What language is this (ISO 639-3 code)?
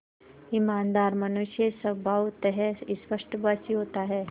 hin